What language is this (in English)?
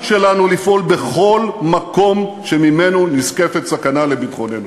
Hebrew